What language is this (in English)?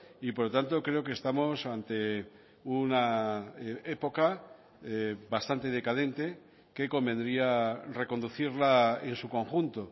Spanish